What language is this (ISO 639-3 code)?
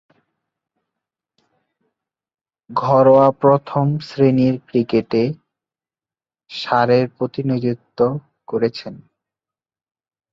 ben